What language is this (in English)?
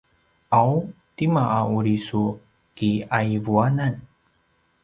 Paiwan